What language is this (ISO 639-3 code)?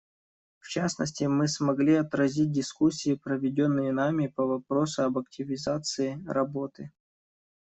rus